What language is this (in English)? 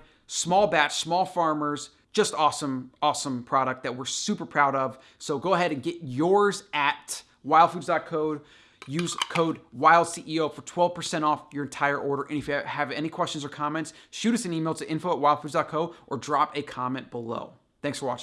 English